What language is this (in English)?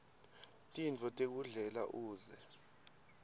Swati